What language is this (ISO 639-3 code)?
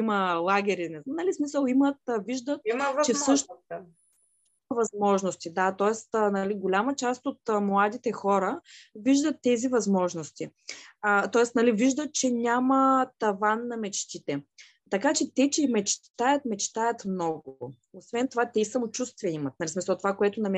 bul